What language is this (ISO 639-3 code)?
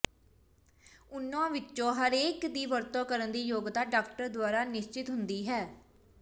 pan